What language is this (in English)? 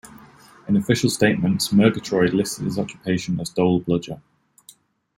English